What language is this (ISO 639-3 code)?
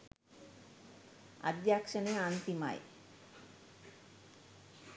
sin